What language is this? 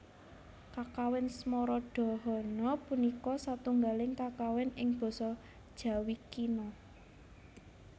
Javanese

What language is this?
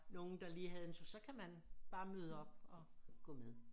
Danish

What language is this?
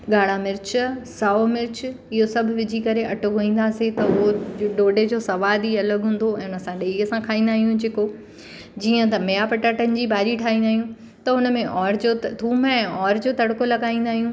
Sindhi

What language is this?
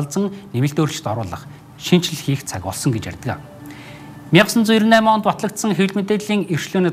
Arabic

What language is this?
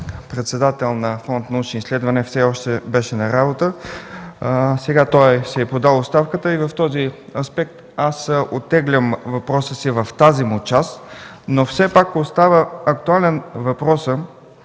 Bulgarian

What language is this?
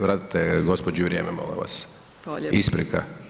Croatian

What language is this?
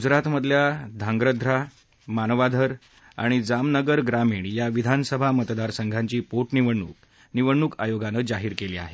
Marathi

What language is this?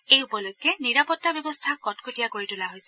Assamese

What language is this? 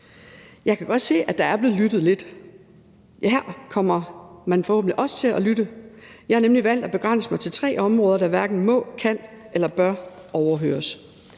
Danish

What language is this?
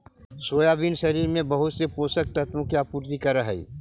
Magahi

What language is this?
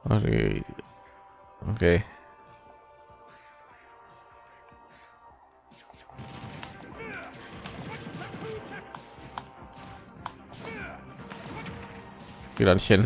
German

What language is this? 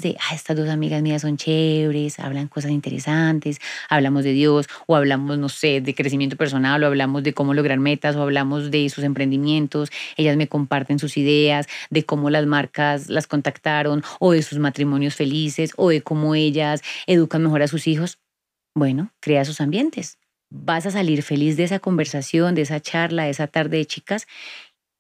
Spanish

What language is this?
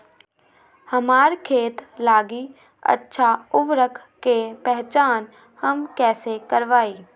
Magahi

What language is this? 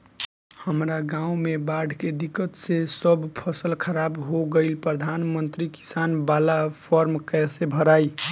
Bhojpuri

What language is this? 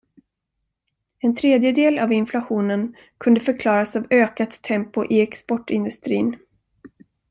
Swedish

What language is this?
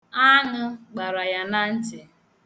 Igbo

